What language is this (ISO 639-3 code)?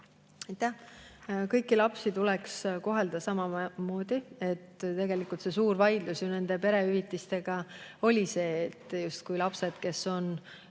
est